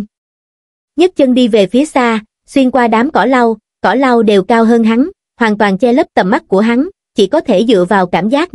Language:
Vietnamese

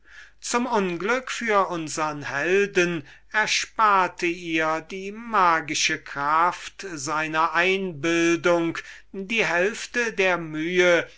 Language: German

